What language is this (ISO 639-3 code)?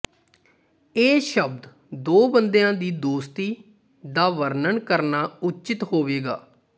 pan